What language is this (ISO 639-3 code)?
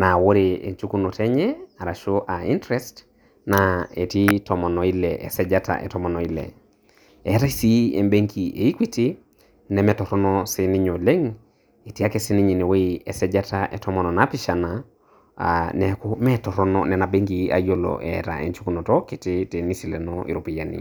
mas